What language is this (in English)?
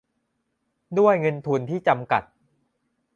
Thai